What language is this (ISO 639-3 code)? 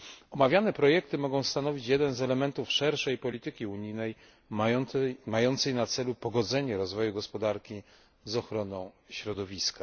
pol